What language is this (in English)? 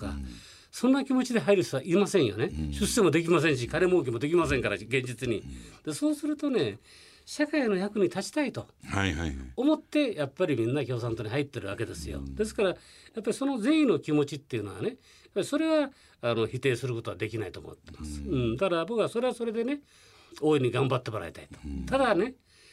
Japanese